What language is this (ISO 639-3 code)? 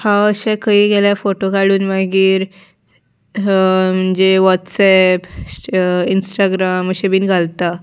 kok